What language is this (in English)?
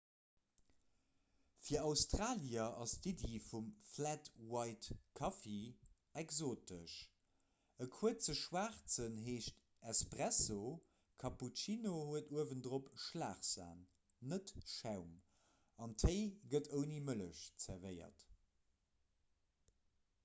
Luxembourgish